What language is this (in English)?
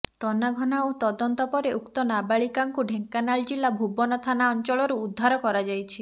Odia